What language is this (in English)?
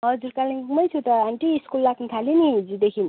Nepali